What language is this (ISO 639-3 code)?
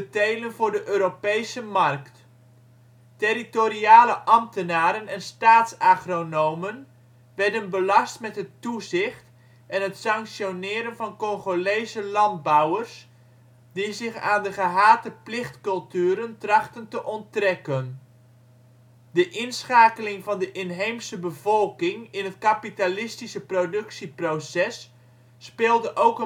nld